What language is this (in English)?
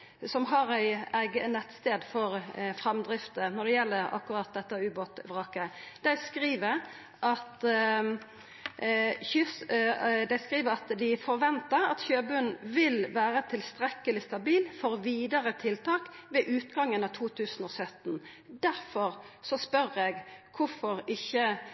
Norwegian Nynorsk